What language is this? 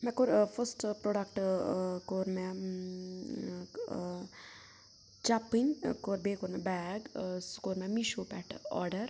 Kashmiri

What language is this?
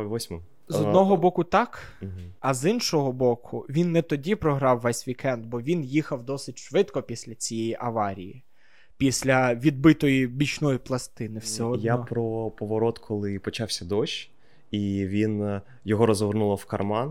Ukrainian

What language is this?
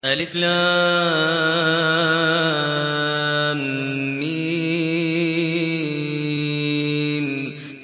Arabic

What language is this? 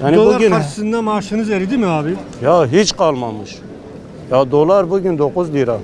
Turkish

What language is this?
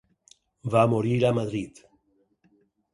Catalan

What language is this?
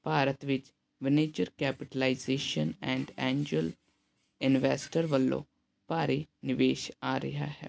Punjabi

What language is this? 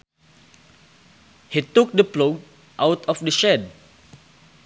Sundanese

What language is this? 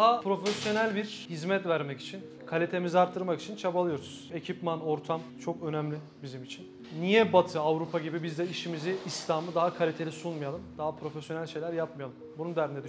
Turkish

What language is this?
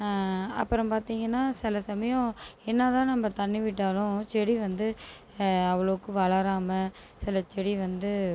Tamil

